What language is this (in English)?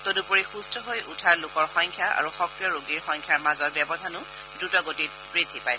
Assamese